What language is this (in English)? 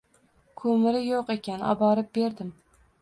Uzbek